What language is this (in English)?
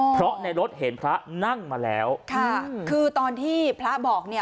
Thai